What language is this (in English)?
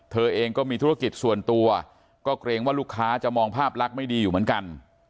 Thai